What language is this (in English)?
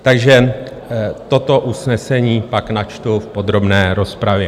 Czech